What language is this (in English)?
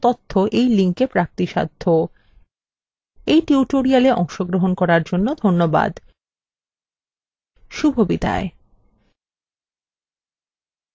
Bangla